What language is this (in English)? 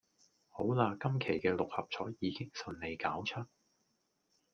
Cantonese